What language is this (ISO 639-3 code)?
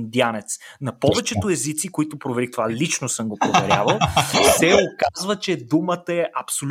bul